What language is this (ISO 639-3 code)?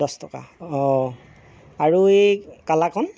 asm